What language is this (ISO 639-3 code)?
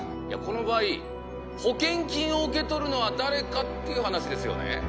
jpn